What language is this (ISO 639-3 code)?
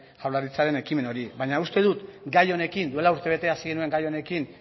eus